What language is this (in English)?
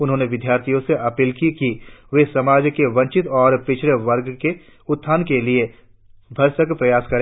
Hindi